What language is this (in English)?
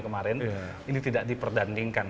Indonesian